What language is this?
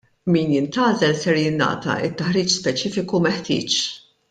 Maltese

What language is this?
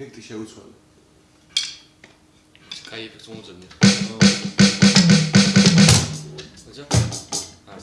Georgian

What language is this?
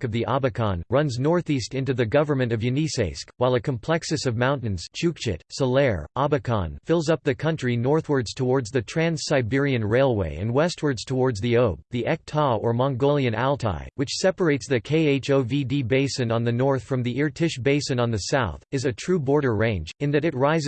English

